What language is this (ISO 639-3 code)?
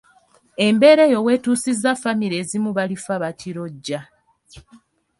lug